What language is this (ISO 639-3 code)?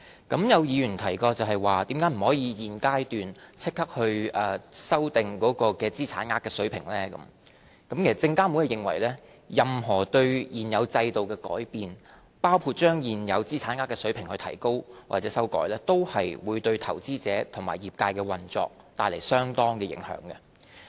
yue